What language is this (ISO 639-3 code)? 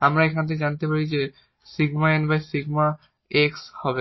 ben